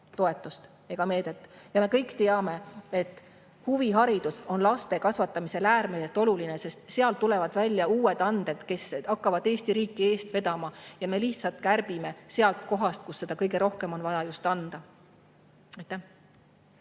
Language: Estonian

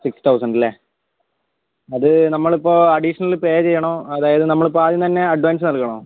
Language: Malayalam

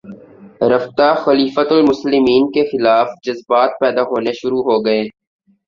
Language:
Urdu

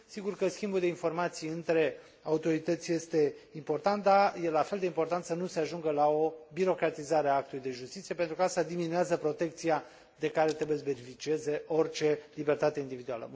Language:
Romanian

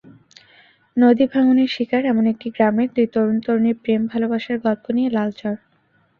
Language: Bangla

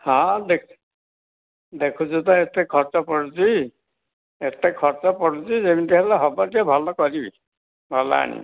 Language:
Odia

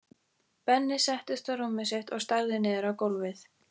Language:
Icelandic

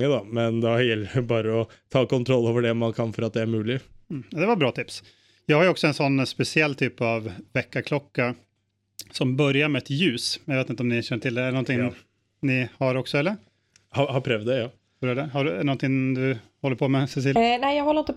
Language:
Swedish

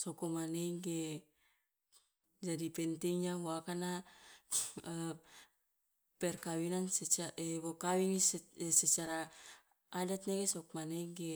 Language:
Loloda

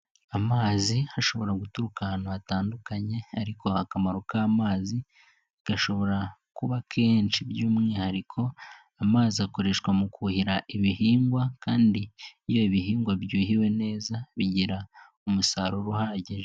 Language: Kinyarwanda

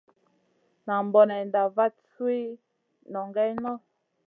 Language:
Masana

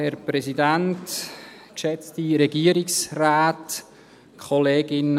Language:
Swiss German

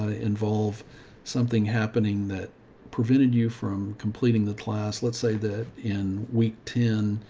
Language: English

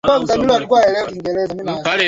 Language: Swahili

